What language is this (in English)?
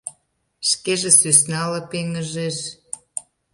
Mari